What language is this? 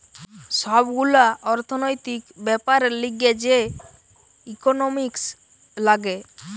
Bangla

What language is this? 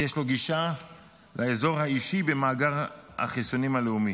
Hebrew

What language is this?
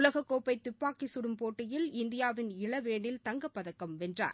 Tamil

